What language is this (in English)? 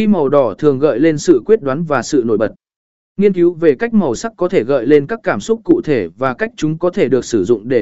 Vietnamese